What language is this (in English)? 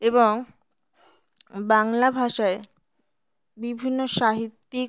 Bangla